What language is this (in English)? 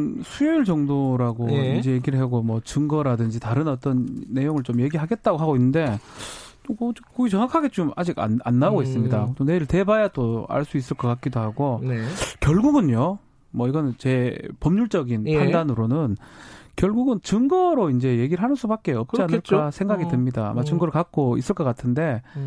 Korean